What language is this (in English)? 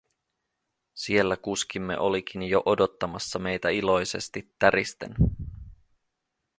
Finnish